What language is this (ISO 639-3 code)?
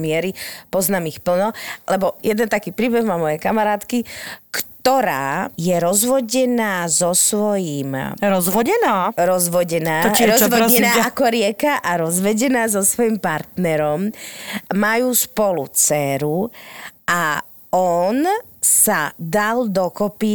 slk